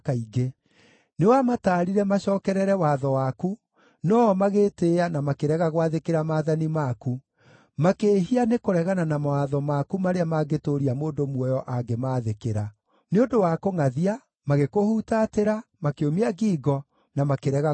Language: Kikuyu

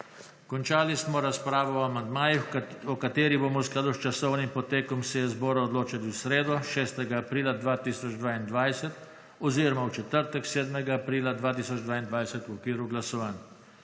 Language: Slovenian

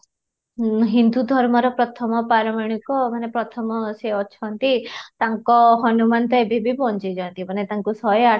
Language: Odia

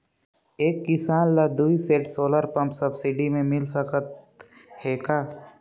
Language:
Chhattisgarhi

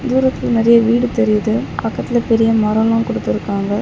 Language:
Tamil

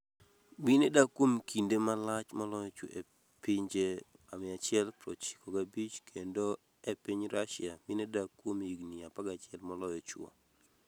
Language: Luo (Kenya and Tanzania)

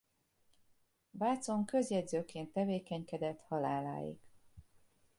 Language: Hungarian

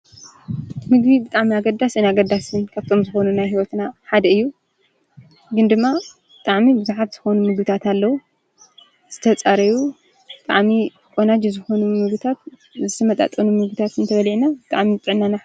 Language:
Tigrinya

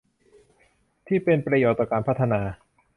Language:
Thai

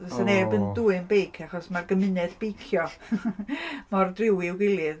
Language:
Welsh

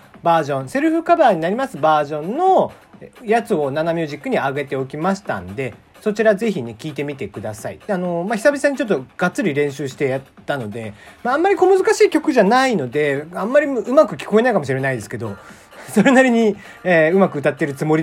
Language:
Japanese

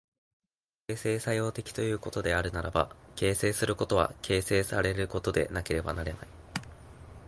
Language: Japanese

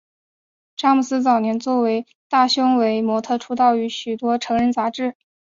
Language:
Chinese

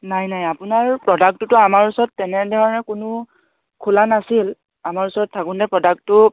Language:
Assamese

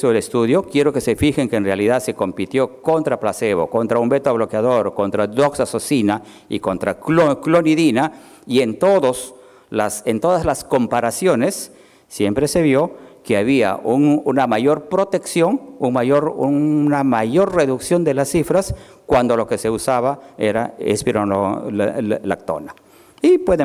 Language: Spanish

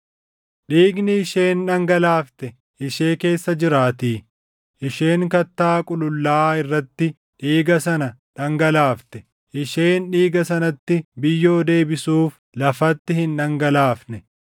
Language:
Oromo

